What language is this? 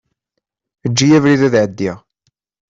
Kabyle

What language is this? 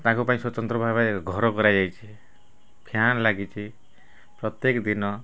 Odia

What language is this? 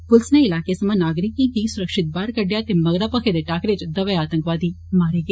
Dogri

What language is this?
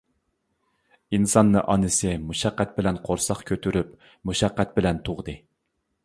Uyghur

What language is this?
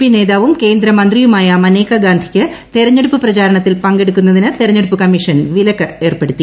Malayalam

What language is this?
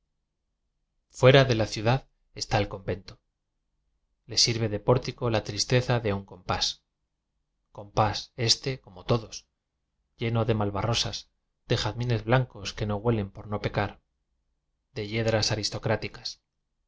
Spanish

